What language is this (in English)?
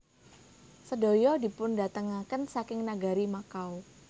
Javanese